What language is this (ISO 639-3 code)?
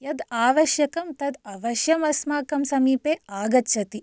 san